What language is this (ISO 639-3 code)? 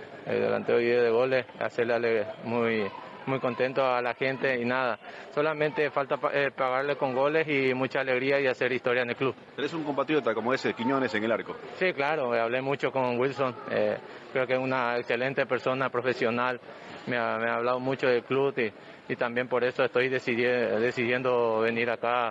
spa